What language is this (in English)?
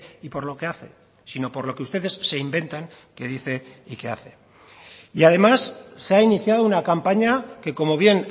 Spanish